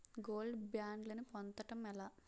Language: Telugu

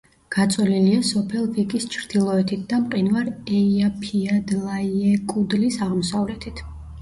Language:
Georgian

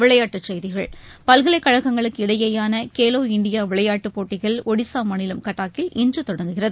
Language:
Tamil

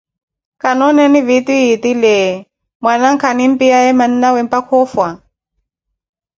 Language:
Koti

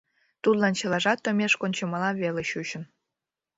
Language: Mari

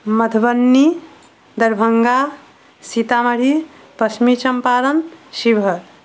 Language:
Maithili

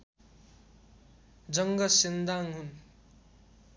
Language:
Nepali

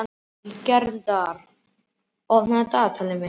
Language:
Icelandic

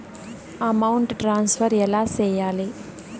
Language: Telugu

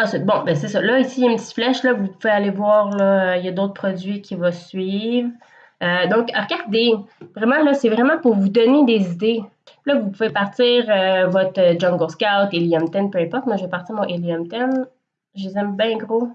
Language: French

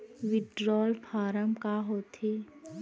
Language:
Chhattisgarhi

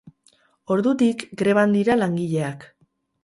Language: Basque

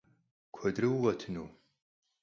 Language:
Kabardian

